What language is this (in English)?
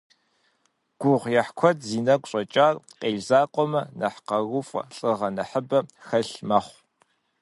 Kabardian